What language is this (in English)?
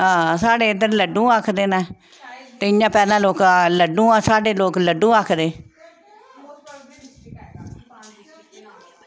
Dogri